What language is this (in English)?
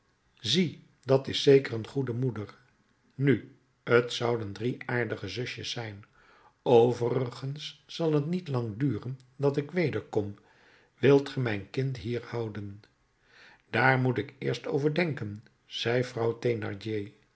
Dutch